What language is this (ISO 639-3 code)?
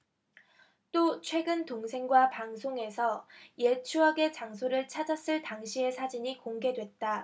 kor